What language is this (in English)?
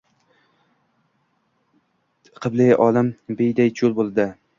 Uzbek